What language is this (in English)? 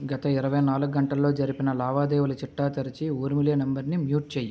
Telugu